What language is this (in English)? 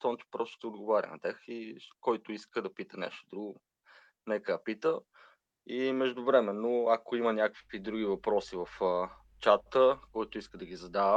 Bulgarian